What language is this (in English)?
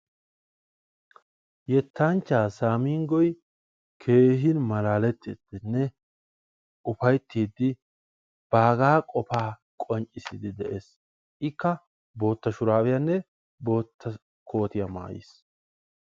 Wolaytta